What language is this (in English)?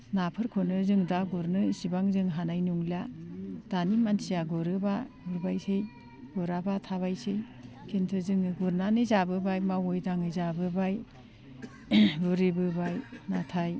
Bodo